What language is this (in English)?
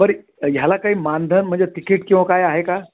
Marathi